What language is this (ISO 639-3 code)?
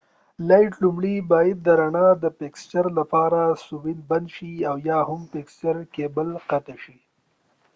pus